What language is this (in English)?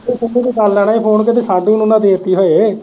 Punjabi